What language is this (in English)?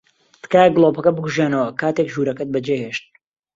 Central Kurdish